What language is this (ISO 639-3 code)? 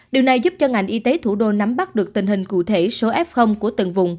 vie